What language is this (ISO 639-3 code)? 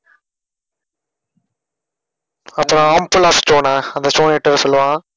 tam